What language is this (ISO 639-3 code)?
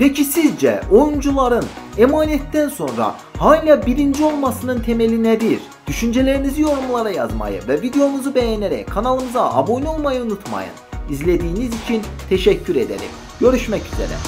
tur